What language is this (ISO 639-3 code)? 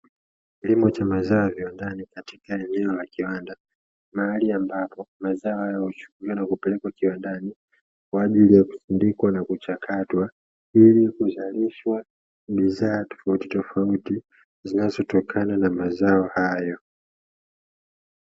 swa